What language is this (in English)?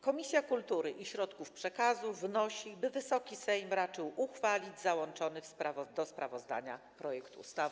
Polish